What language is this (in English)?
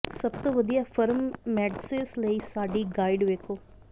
Punjabi